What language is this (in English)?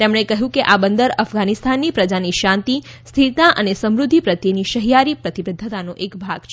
Gujarati